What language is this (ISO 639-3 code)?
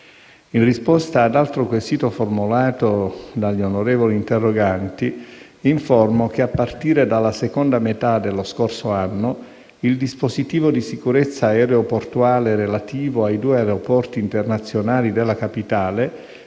ita